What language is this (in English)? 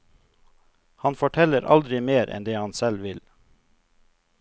Norwegian